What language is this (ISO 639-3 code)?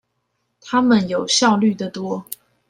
zho